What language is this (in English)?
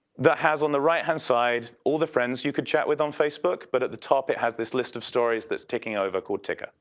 English